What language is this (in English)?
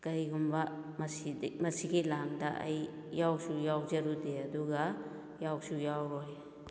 Manipuri